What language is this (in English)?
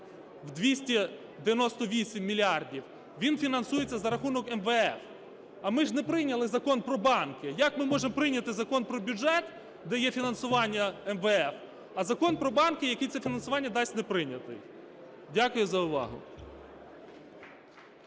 Ukrainian